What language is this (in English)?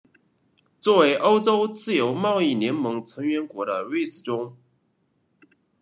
Chinese